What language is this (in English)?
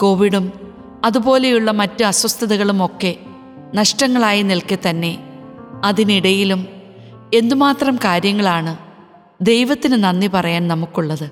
Malayalam